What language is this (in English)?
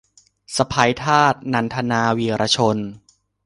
Thai